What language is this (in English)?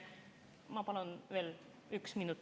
Estonian